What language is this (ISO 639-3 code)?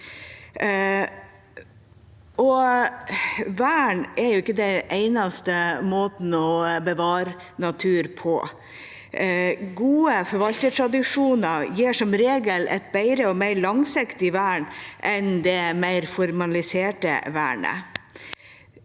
nor